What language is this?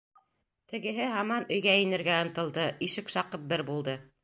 Bashkir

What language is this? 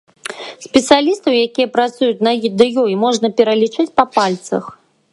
Belarusian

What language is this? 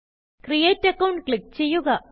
Malayalam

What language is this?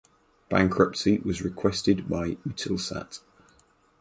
English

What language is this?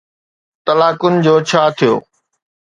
Sindhi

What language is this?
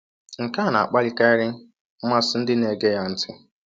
Igbo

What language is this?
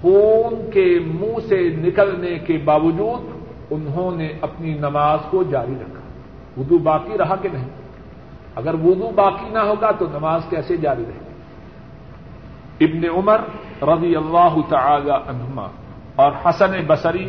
Urdu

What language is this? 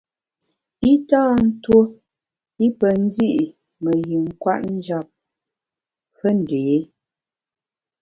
Bamun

